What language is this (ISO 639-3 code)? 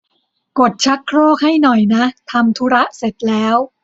tha